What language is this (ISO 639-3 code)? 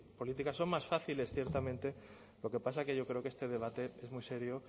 spa